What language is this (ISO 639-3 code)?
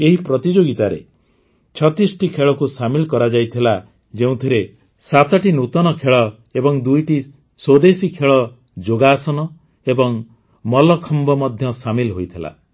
ori